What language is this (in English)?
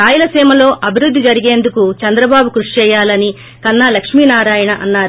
Telugu